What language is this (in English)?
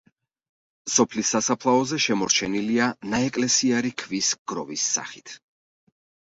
Georgian